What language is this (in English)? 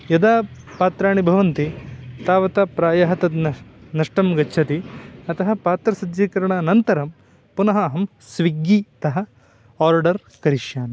Sanskrit